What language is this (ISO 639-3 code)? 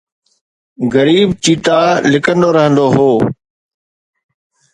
snd